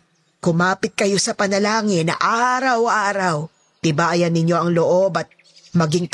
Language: Filipino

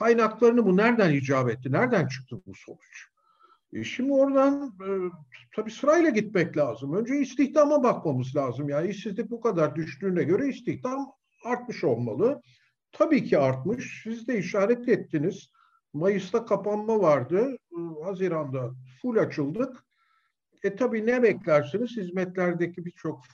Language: Turkish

